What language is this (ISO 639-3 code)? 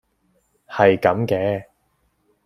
yue